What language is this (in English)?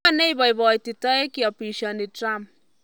Kalenjin